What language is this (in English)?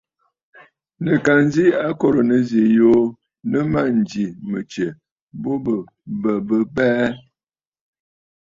Bafut